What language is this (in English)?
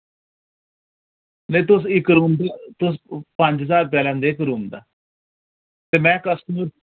Dogri